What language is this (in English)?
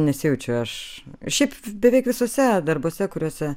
Lithuanian